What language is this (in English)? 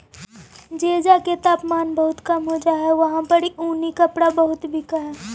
Magahi